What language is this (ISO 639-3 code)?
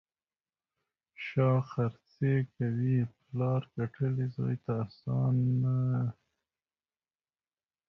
pus